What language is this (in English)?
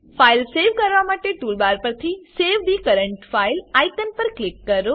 Gujarati